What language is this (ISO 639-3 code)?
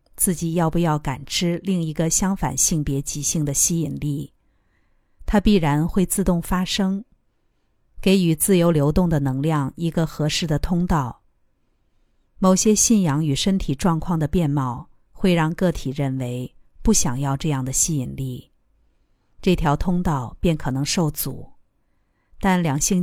zho